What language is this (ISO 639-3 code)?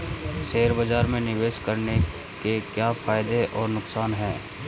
hin